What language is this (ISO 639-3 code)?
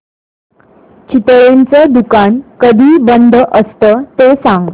mar